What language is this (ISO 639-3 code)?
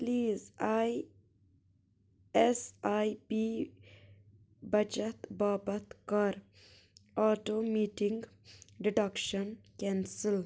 kas